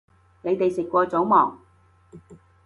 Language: Cantonese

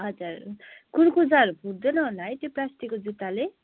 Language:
Nepali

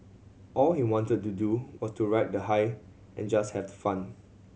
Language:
English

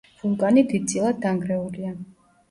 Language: Georgian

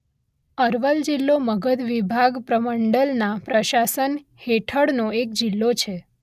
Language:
Gujarati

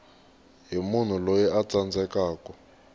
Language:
Tsonga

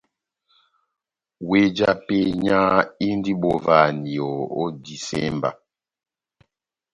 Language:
Batanga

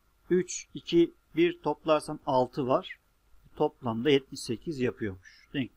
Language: Turkish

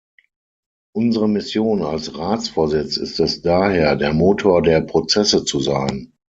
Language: German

